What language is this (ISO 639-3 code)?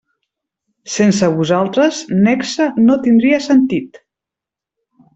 cat